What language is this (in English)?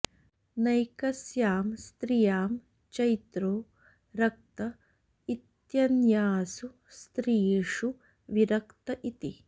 Sanskrit